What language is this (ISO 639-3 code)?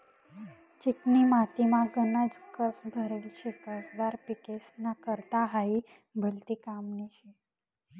mar